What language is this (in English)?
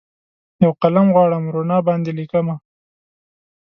Pashto